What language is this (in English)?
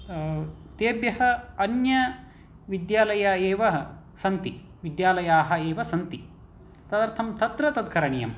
Sanskrit